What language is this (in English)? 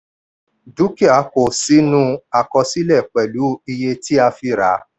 Yoruba